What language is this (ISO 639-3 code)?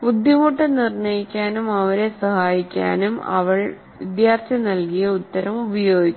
mal